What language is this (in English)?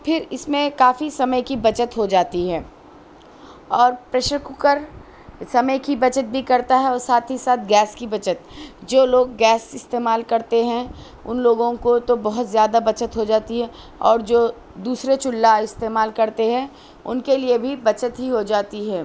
Urdu